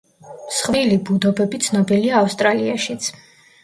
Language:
Georgian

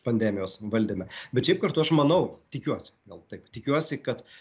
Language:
Lithuanian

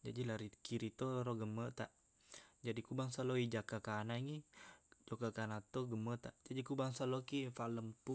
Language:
Buginese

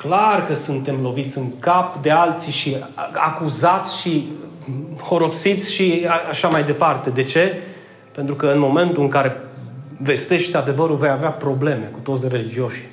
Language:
Romanian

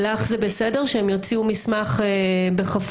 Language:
Hebrew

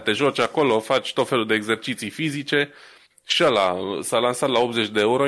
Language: Romanian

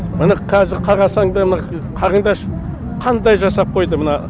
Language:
Kazakh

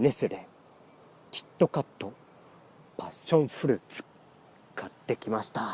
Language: Japanese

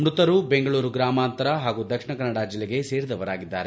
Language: Kannada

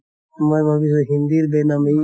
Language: Assamese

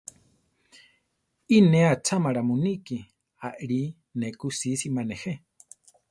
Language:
Central Tarahumara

